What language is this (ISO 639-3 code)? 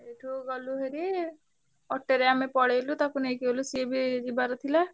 ori